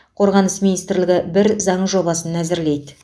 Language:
Kazakh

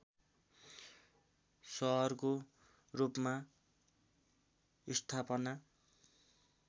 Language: Nepali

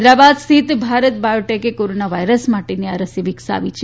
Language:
Gujarati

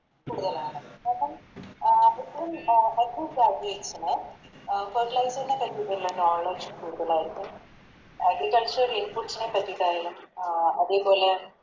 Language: Malayalam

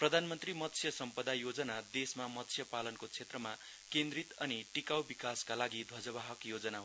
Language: Nepali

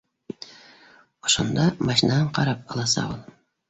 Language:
Bashkir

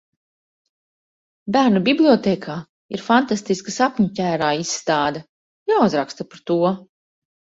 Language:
Latvian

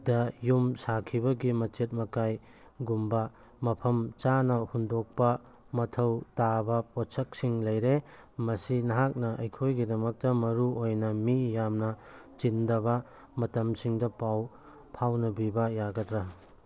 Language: Manipuri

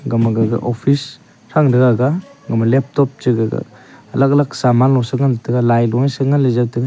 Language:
Wancho Naga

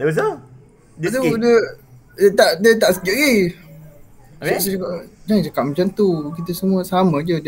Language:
Malay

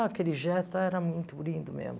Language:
Portuguese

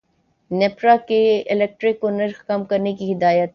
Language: Urdu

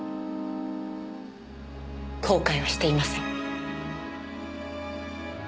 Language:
Japanese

